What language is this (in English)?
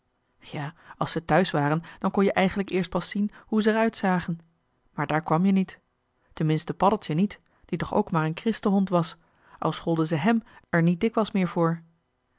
Dutch